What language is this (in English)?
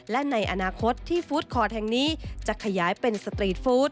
Thai